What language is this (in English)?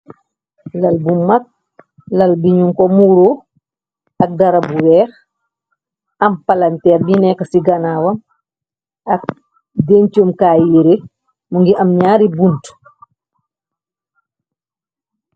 Wolof